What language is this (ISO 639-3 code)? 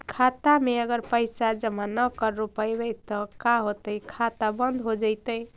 mag